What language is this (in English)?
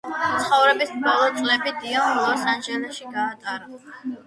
Georgian